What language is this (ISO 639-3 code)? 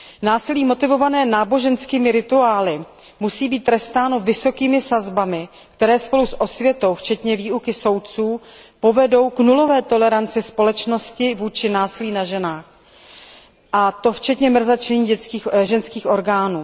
ces